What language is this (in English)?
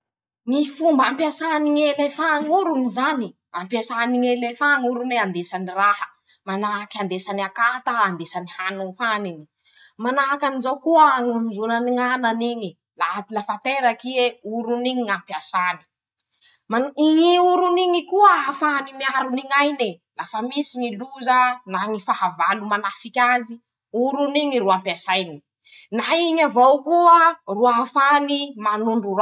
Masikoro Malagasy